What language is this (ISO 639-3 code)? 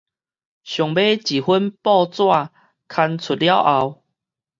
nan